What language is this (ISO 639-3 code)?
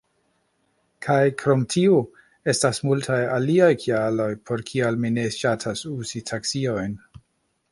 epo